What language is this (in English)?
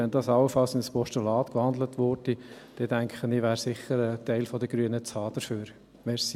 Swiss German